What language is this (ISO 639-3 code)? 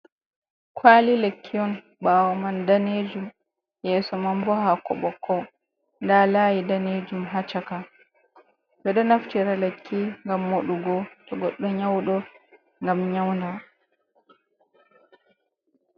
ful